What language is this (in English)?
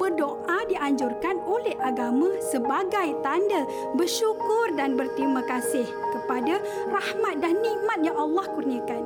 Malay